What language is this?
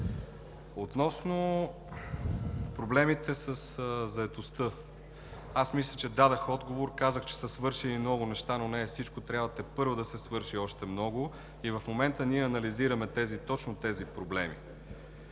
Bulgarian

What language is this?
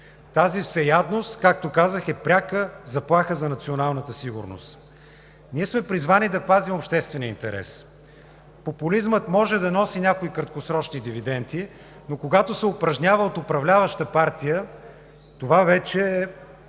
Bulgarian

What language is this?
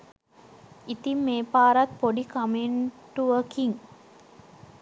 Sinhala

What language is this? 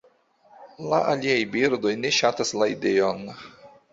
Esperanto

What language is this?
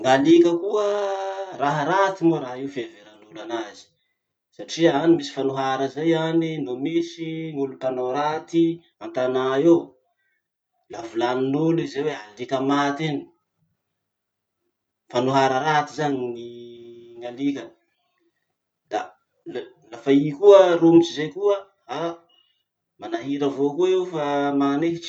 Masikoro Malagasy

